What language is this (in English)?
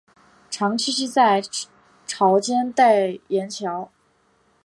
Chinese